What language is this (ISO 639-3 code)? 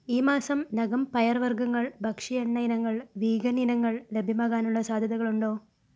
mal